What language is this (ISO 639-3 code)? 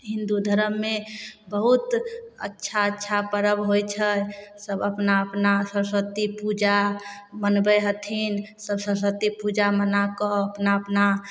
mai